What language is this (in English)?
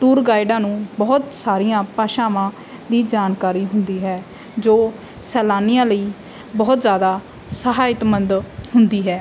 Punjabi